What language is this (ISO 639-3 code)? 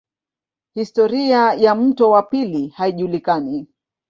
swa